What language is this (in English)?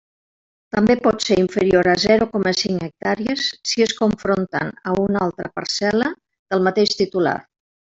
Catalan